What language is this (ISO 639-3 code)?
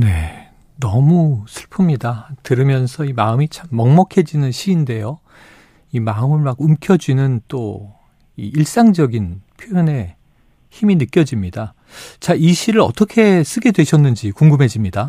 kor